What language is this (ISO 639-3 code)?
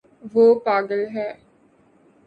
urd